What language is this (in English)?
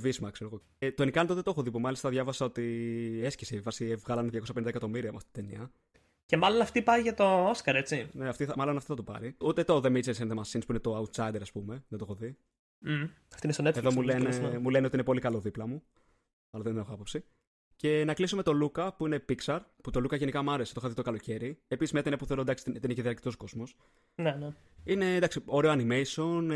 Greek